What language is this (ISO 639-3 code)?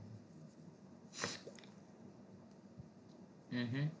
guj